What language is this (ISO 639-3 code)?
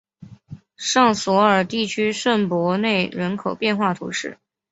zho